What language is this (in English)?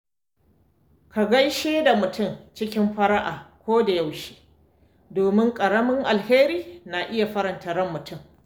Hausa